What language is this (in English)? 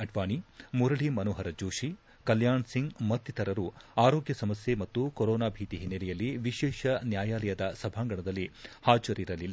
Kannada